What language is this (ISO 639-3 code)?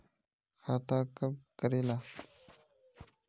mag